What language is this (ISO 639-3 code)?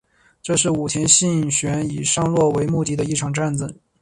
zho